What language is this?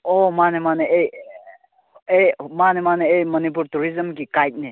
Manipuri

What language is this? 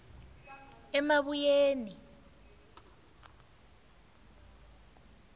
South Ndebele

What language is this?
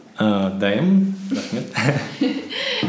Kazakh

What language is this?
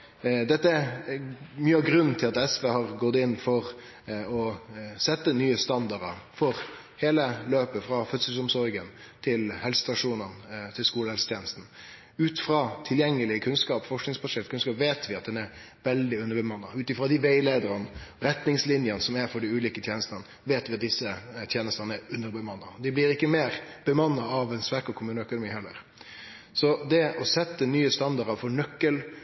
Norwegian Nynorsk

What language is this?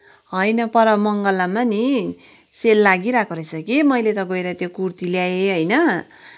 Nepali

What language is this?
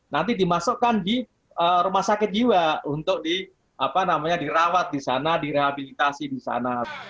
Indonesian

